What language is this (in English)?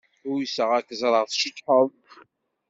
Kabyle